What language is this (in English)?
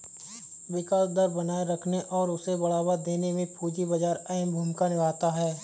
Hindi